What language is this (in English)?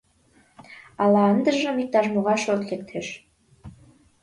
Mari